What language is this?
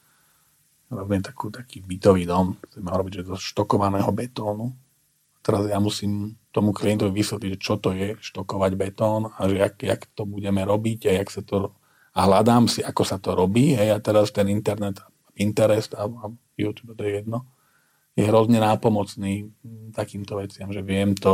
Slovak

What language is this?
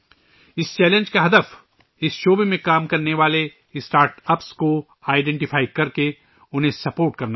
Urdu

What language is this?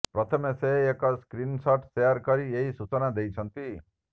Odia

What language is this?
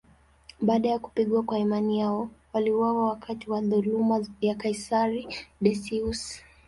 Swahili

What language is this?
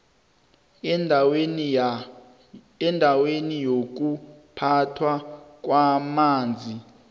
South Ndebele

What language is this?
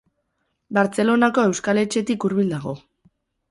Basque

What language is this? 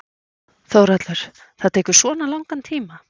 Icelandic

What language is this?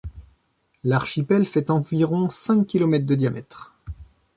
French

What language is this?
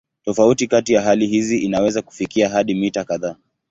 Swahili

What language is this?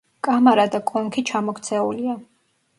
Georgian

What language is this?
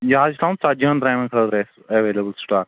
Kashmiri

